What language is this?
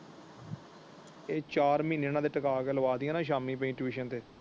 Punjabi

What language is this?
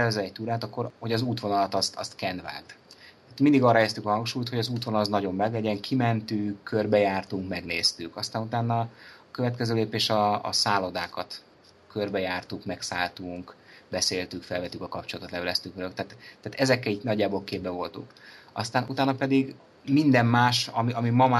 Hungarian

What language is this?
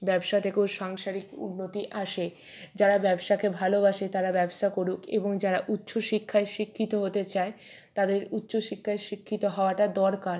Bangla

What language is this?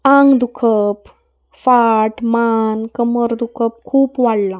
Konkani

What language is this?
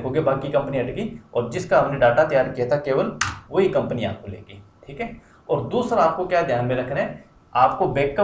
Hindi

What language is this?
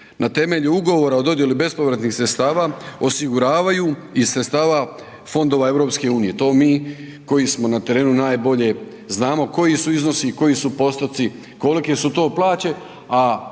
Croatian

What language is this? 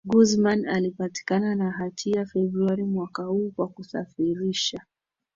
Swahili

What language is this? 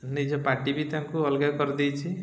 Odia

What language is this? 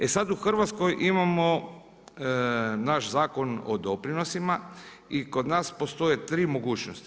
Croatian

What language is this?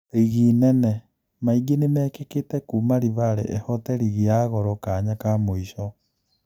Kikuyu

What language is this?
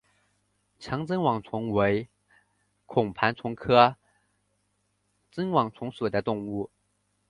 Chinese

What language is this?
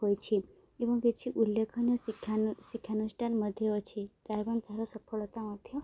Odia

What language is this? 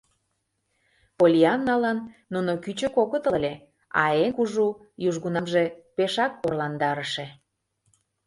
Mari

